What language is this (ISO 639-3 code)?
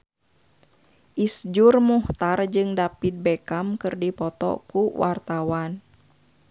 sun